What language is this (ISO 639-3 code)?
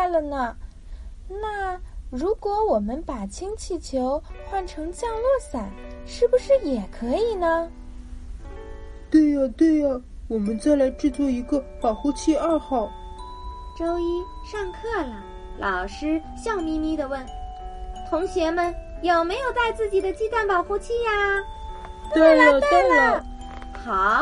zho